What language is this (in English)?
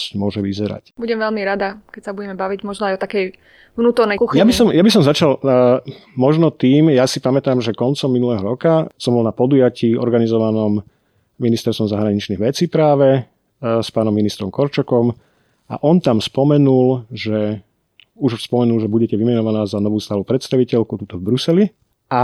Slovak